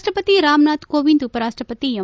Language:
Kannada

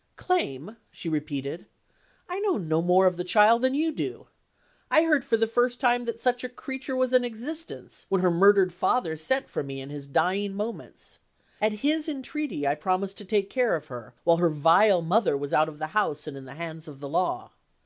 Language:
English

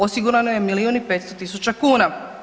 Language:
Croatian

